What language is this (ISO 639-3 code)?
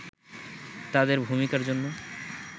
ben